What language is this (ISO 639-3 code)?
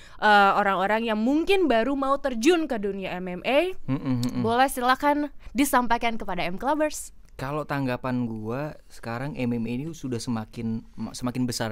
ind